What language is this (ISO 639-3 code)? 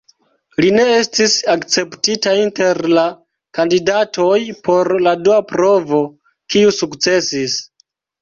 epo